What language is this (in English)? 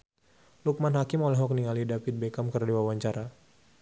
Sundanese